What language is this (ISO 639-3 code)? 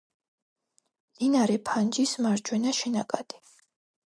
kat